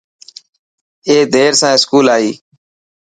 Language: Dhatki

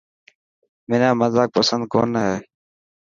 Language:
Dhatki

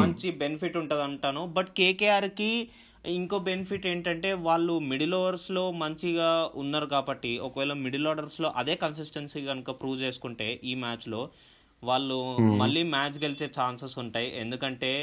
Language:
Telugu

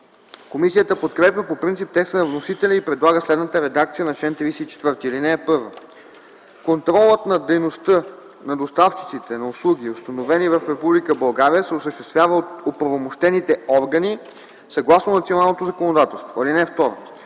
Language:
Bulgarian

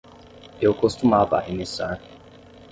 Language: Portuguese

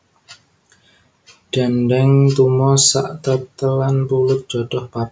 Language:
Javanese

